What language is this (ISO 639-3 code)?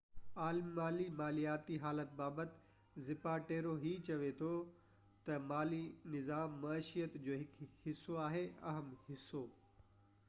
snd